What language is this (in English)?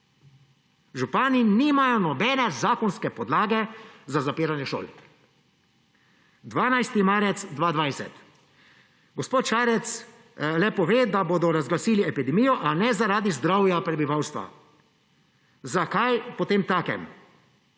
Slovenian